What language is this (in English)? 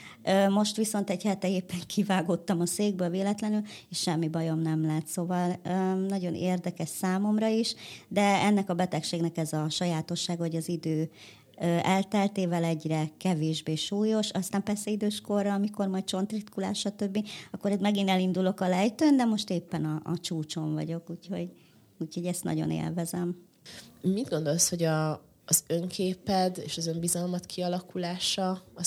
Hungarian